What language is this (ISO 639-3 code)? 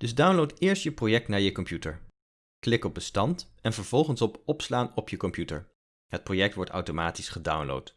nld